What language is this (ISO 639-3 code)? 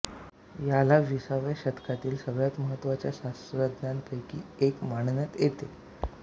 mar